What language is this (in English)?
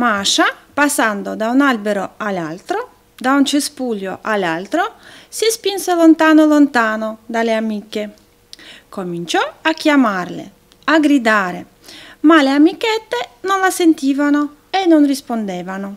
Italian